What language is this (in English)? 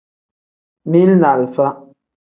Tem